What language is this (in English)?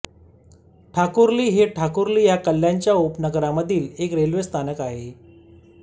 Marathi